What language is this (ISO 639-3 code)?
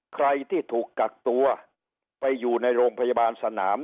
tha